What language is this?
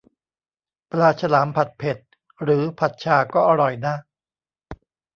Thai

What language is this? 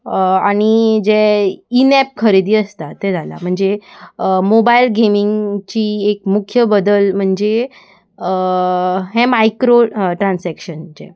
Konkani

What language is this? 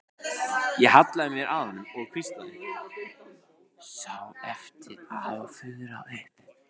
Icelandic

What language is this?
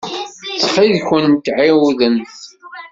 Kabyle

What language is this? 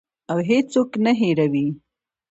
Pashto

